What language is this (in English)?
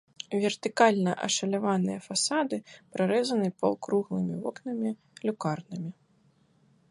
Belarusian